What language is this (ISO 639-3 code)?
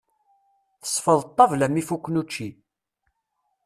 kab